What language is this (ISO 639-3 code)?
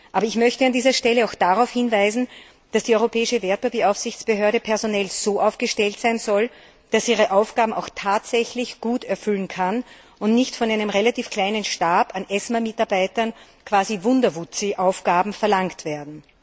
deu